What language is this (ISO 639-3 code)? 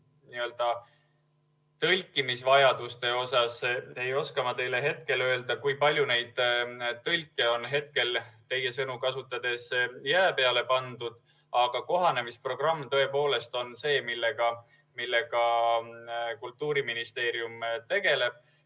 est